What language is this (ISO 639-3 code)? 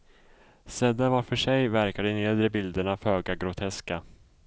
swe